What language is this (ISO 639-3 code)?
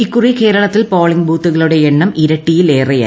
mal